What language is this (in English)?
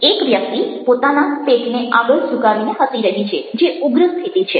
Gujarati